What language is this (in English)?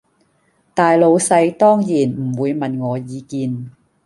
Cantonese